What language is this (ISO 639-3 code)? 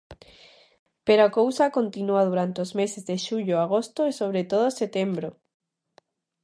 glg